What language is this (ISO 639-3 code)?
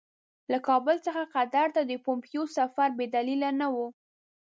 pus